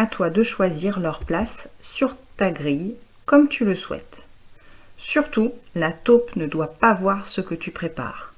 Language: French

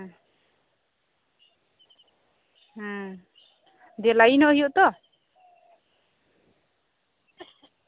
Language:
Santali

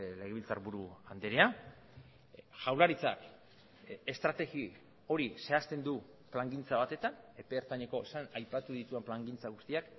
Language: Basque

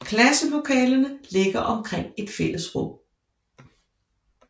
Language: Danish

